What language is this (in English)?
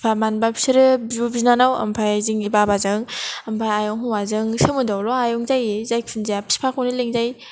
Bodo